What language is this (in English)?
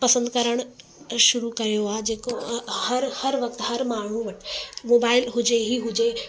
Sindhi